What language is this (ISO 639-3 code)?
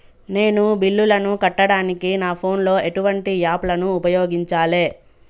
tel